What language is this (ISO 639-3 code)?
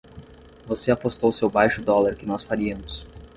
por